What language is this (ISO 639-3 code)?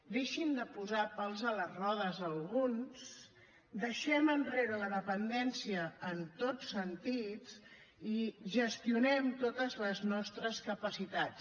cat